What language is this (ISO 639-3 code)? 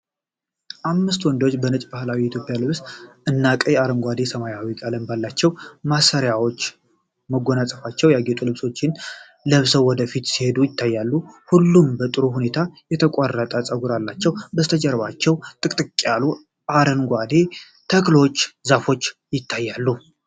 amh